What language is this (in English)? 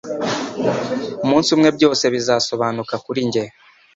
Kinyarwanda